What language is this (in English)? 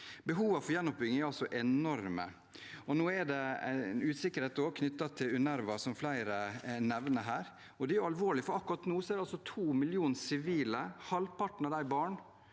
Norwegian